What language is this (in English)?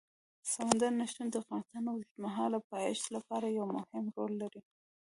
Pashto